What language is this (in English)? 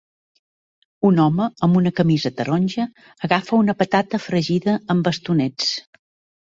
Catalan